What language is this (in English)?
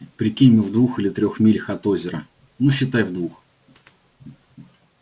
Russian